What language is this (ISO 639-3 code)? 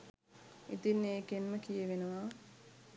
sin